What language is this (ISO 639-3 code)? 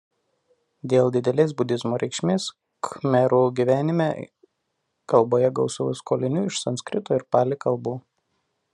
lit